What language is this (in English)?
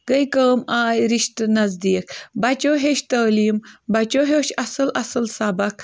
Kashmiri